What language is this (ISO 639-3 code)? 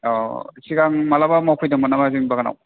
brx